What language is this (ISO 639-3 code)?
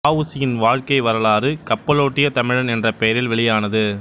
tam